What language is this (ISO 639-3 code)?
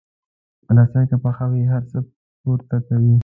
pus